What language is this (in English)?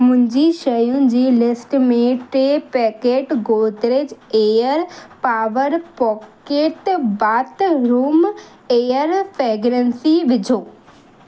Sindhi